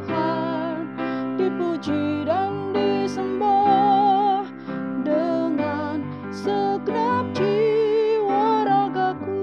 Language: Indonesian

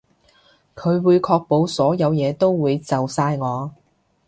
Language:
Cantonese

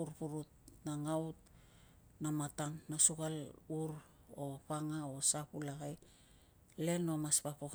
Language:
Tungag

